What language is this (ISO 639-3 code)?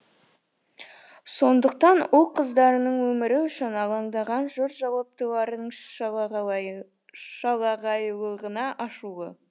kaz